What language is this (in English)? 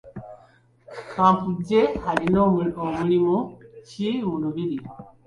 Ganda